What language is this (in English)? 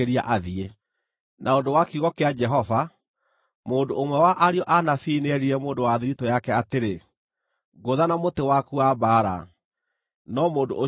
Kikuyu